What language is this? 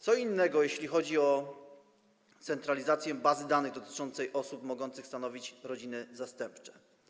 Polish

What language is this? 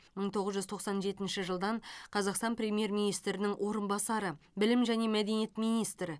Kazakh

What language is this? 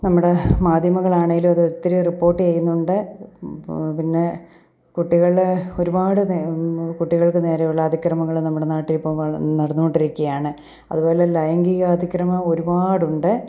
Malayalam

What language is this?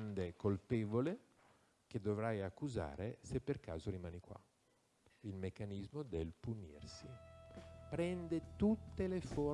Italian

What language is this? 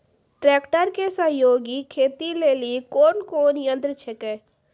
Maithili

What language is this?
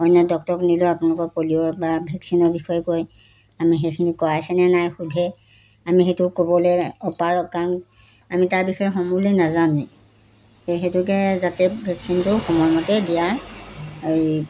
Assamese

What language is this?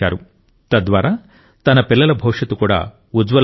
Telugu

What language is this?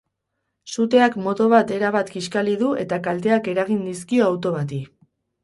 Basque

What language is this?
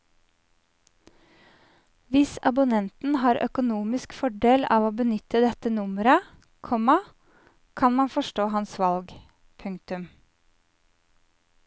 Norwegian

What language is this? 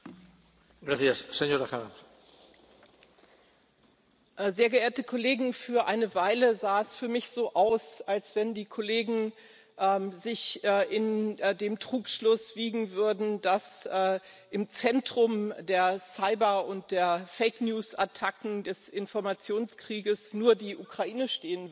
German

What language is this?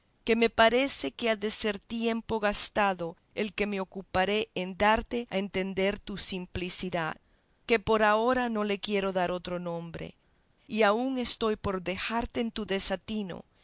Spanish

